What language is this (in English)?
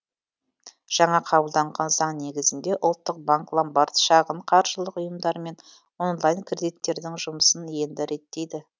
Kazakh